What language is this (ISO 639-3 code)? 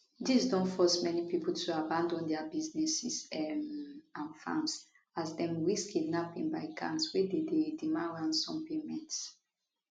pcm